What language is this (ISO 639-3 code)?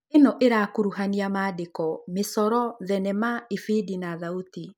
kik